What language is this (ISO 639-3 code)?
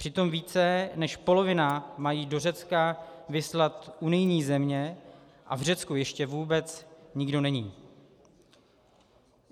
ces